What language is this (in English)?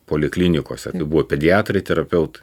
Lithuanian